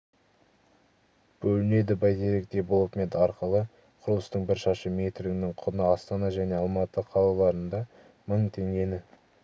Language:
Kazakh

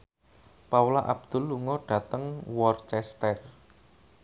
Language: Javanese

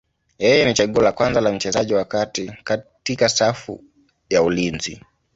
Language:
Swahili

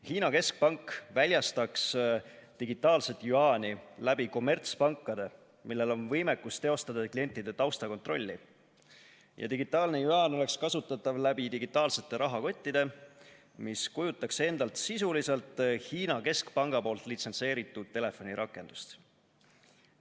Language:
Estonian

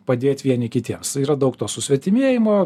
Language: Lithuanian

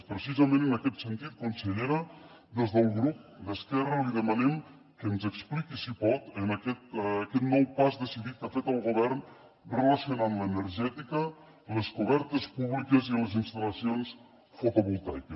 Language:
Catalan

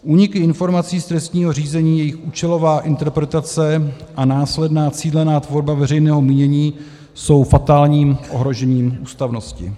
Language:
Czech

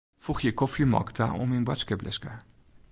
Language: Western Frisian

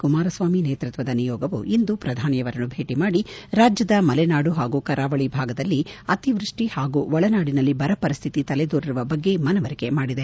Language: Kannada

